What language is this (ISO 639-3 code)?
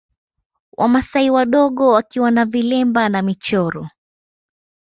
swa